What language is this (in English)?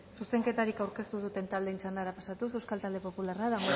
Basque